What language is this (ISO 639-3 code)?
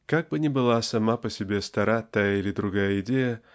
rus